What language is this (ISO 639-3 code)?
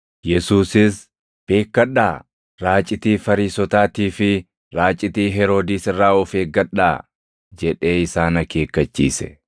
orm